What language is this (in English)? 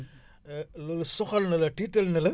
Wolof